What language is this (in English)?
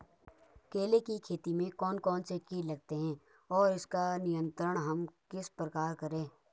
Hindi